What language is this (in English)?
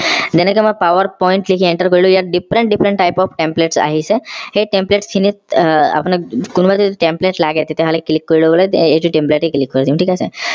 Assamese